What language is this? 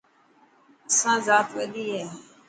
Dhatki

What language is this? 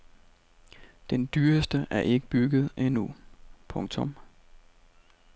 Danish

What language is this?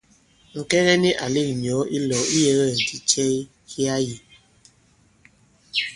Bankon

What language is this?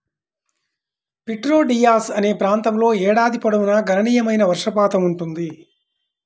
Telugu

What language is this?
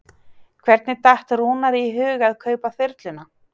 Icelandic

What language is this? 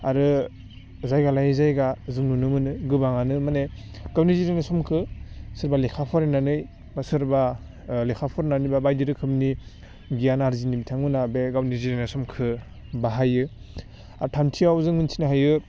Bodo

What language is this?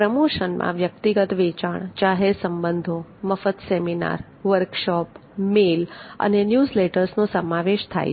Gujarati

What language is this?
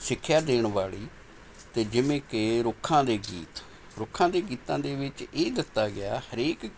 Punjabi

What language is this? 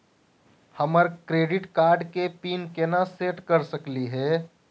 Magahi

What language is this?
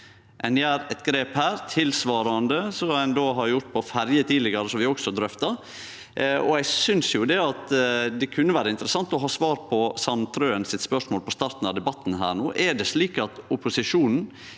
Norwegian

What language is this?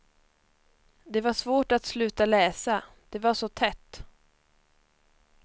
Swedish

